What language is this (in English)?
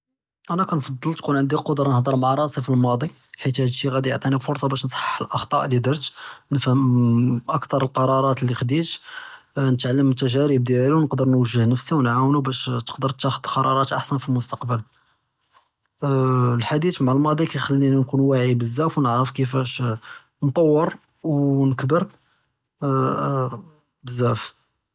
Judeo-Arabic